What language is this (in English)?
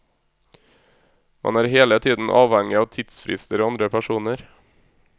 Norwegian